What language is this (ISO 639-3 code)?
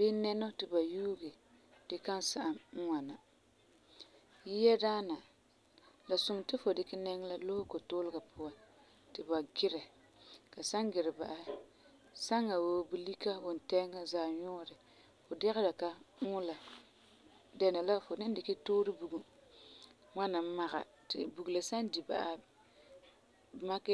gur